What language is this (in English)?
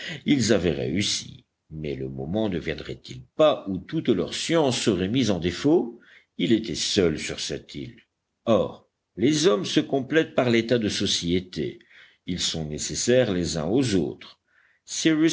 French